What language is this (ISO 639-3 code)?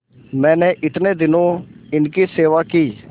hin